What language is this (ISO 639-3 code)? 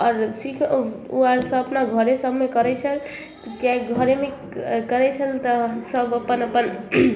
mai